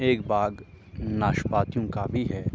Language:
Urdu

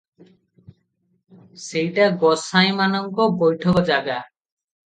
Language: Odia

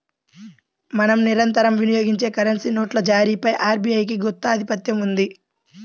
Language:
Telugu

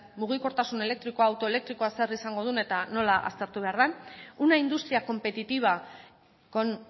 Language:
Basque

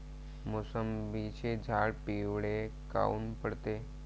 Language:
Marathi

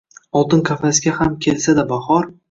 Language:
Uzbek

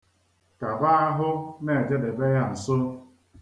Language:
Igbo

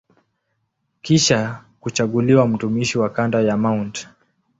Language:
Swahili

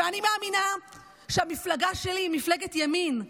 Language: Hebrew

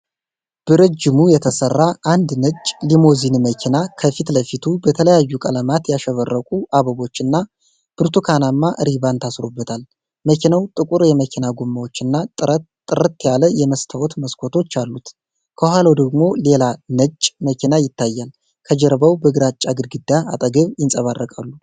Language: Amharic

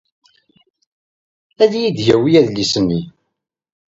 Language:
Kabyle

